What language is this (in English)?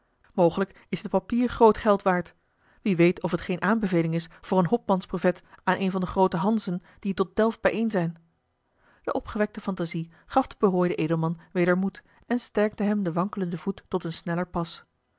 Dutch